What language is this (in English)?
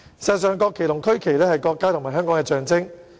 Cantonese